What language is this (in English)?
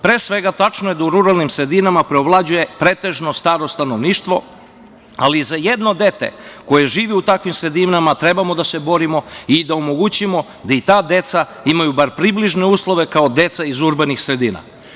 Serbian